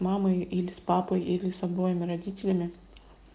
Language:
Russian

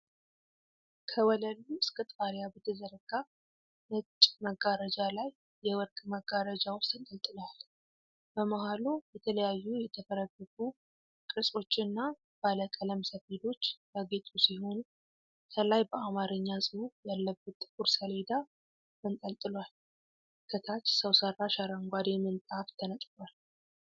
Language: Amharic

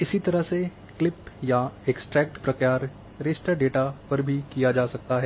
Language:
Hindi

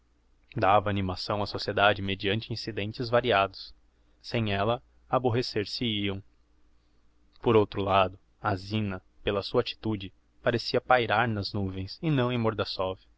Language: Portuguese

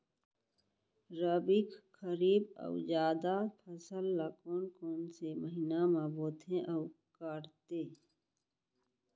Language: Chhattisgarhi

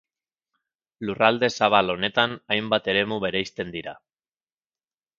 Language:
Basque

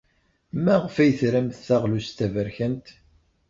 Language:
Kabyle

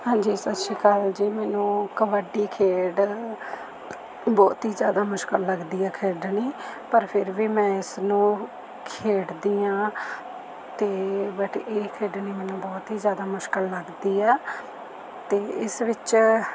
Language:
Punjabi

